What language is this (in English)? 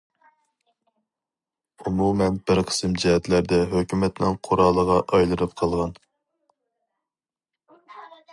Uyghur